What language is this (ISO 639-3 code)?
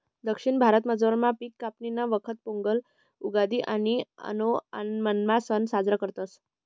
mar